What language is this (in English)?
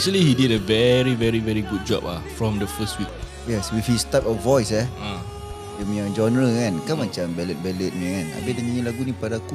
Malay